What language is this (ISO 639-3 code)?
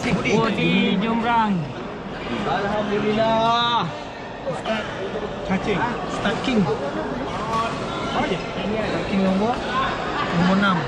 msa